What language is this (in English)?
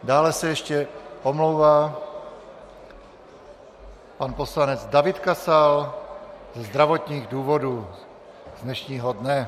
Czech